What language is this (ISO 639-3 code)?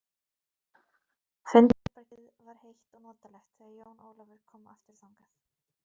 isl